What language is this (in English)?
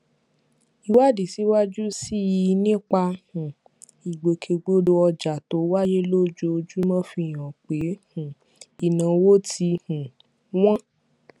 Yoruba